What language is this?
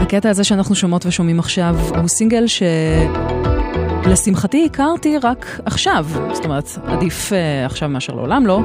Hebrew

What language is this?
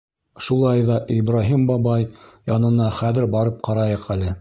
Bashkir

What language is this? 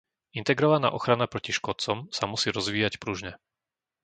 Slovak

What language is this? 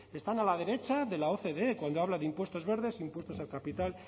Spanish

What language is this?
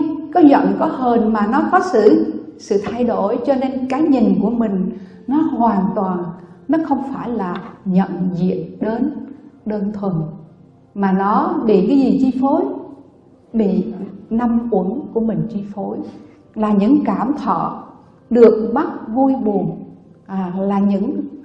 Vietnamese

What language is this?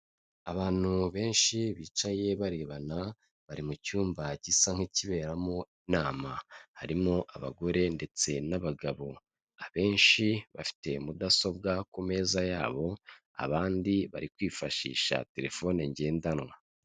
Kinyarwanda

